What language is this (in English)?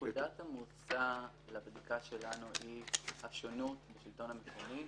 Hebrew